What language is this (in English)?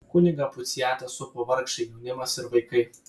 Lithuanian